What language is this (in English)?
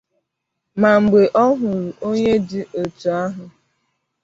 Igbo